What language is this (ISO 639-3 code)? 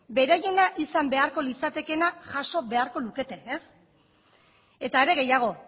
eus